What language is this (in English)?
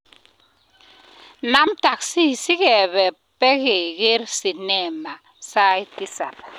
Kalenjin